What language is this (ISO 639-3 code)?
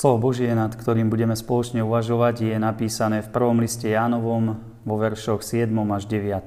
slk